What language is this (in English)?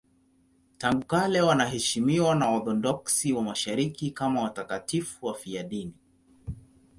Swahili